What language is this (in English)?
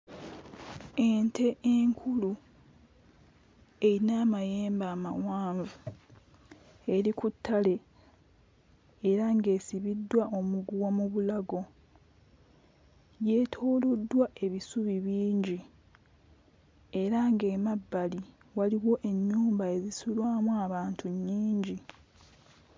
Ganda